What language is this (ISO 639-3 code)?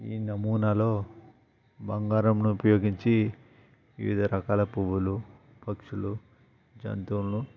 tel